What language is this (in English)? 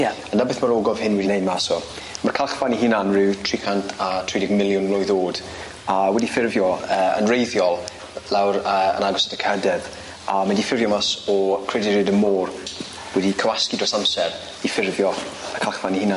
Welsh